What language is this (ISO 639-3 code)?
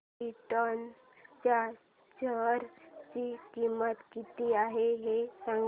mar